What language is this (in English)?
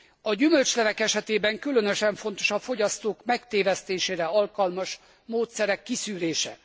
Hungarian